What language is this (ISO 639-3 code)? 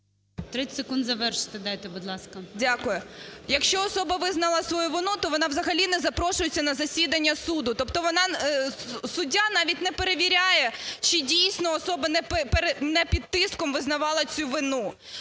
ukr